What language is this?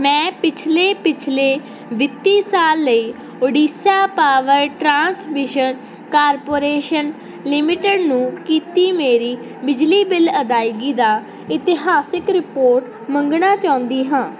Punjabi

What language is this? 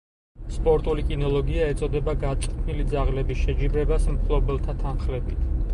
Georgian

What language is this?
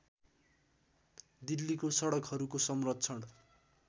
Nepali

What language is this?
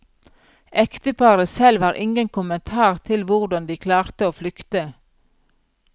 Norwegian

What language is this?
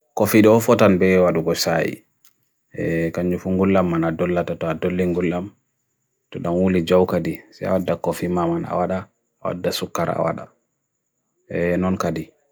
Bagirmi Fulfulde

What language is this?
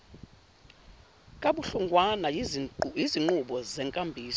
Zulu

